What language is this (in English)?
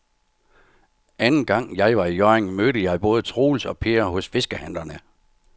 Danish